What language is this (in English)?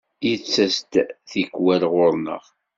Kabyle